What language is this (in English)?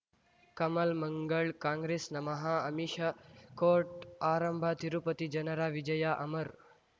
Kannada